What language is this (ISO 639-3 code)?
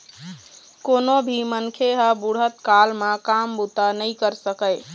hne